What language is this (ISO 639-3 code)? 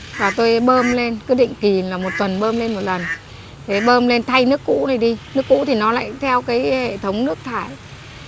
vie